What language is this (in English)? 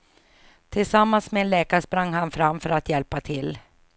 Swedish